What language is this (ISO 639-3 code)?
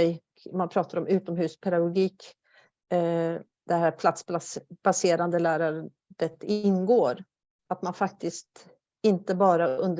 swe